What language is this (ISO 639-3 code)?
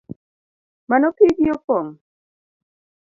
luo